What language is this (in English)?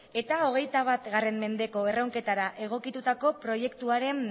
Basque